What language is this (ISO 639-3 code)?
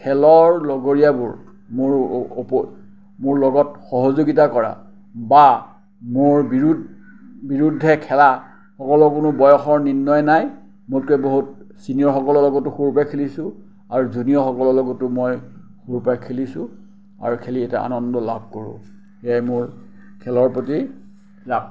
asm